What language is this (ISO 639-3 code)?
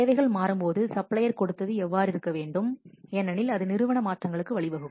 tam